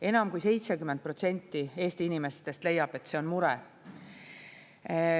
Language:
Estonian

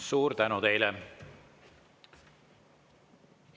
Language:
Estonian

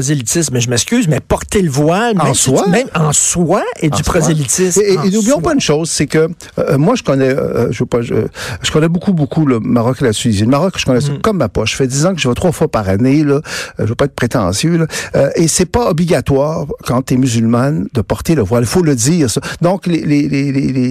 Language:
French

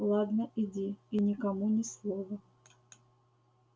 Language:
Russian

